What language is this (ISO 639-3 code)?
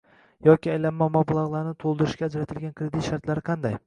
uzb